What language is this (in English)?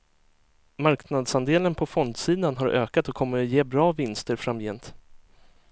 Swedish